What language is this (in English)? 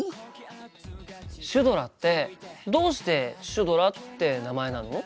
Japanese